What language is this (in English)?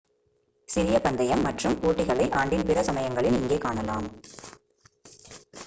Tamil